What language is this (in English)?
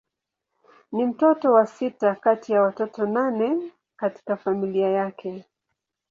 Swahili